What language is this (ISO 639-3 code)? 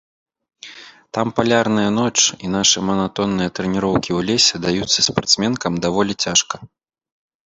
bel